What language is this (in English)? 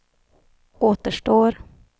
Swedish